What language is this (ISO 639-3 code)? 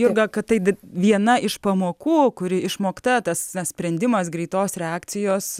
lit